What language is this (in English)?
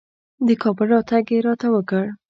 Pashto